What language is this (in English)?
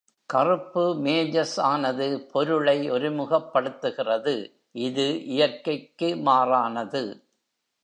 Tamil